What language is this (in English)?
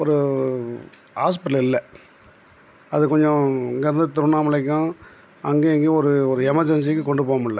Tamil